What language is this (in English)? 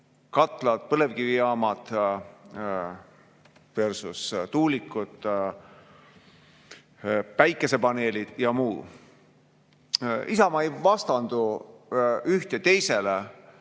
Estonian